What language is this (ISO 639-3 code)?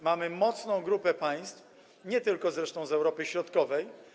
pol